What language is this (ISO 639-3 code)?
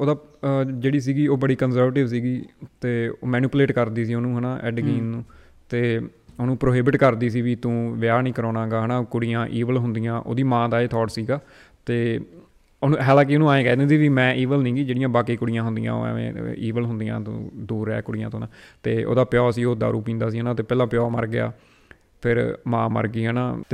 pan